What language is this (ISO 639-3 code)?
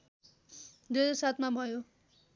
nep